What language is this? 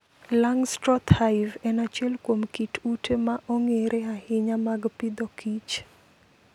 Luo (Kenya and Tanzania)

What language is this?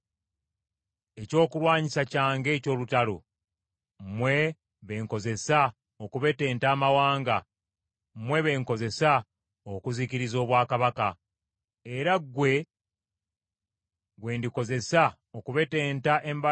Ganda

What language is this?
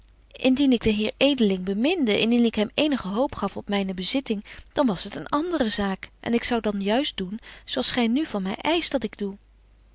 Dutch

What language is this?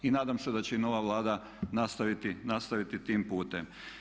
Croatian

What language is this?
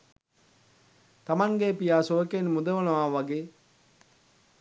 Sinhala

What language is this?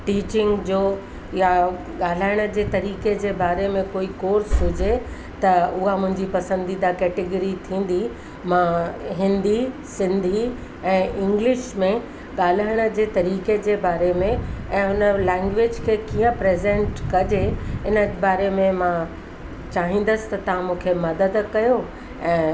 Sindhi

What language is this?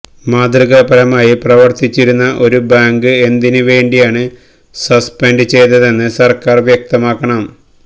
Malayalam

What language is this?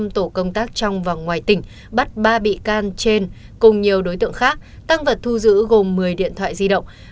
Vietnamese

